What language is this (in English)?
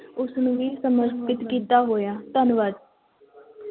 Punjabi